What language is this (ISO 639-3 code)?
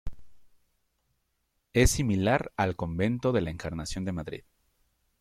spa